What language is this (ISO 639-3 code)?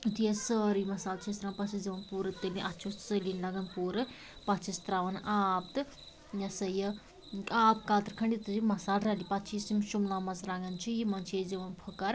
kas